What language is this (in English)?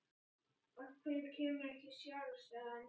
Icelandic